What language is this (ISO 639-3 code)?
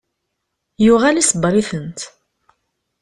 kab